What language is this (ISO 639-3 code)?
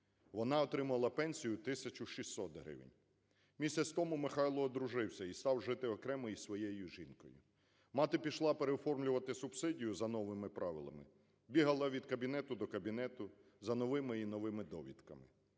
ukr